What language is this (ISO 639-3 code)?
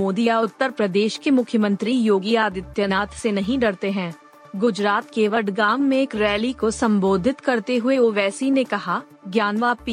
hin